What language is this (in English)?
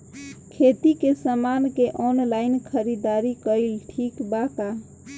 Bhojpuri